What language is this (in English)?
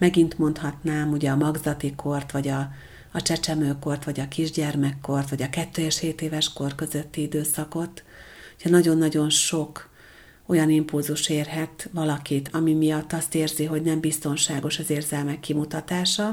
Hungarian